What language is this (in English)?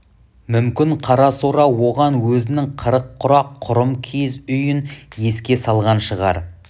Kazakh